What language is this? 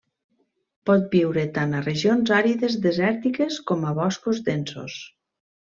Catalan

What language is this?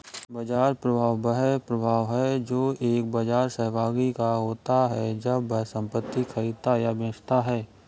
Hindi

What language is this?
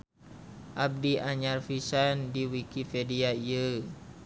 Sundanese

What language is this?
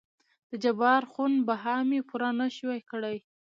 Pashto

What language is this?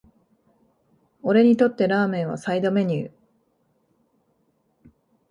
Japanese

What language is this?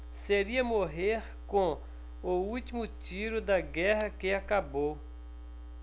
Portuguese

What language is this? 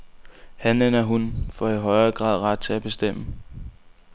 Danish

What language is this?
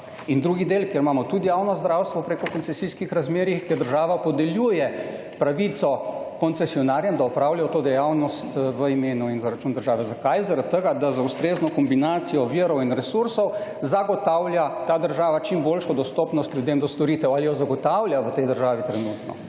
Slovenian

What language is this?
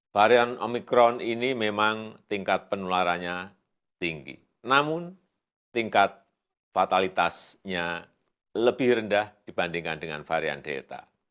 Indonesian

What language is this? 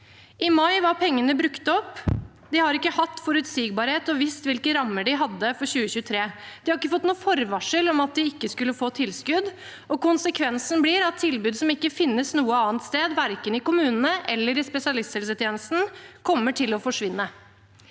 Norwegian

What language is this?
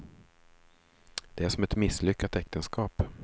Swedish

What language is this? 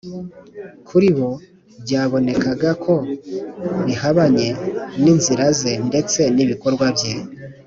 Kinyarwanda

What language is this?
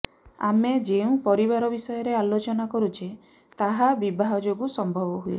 Odia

